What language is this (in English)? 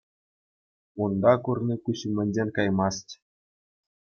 Chuvash